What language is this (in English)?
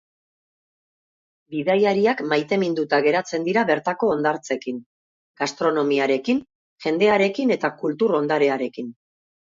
Basque